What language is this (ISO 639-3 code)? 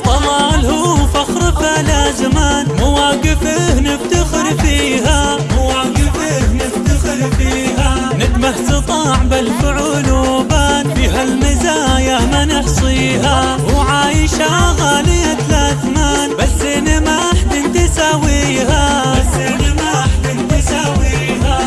ara